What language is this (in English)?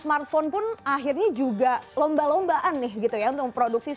Indonesian